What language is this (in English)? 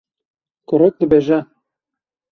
Kurdish